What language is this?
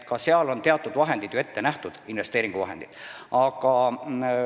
Estonian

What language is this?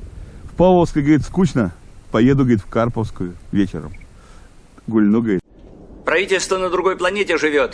Russian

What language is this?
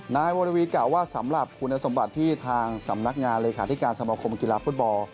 Thai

